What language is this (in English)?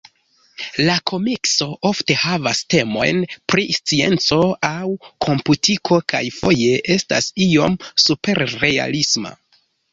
Esperanto